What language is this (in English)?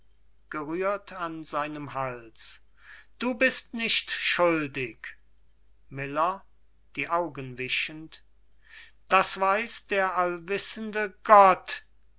German